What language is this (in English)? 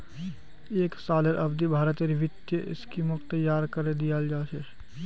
Magahi